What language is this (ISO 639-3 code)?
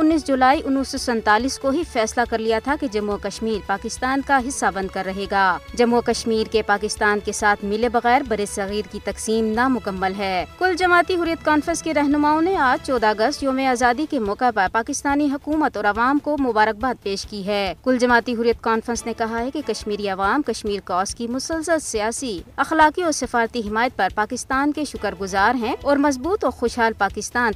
urd